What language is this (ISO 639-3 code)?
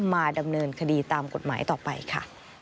tha